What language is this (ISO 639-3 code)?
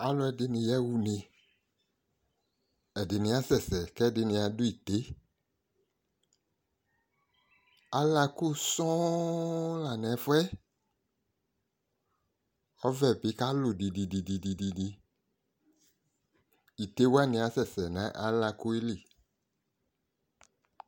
kpo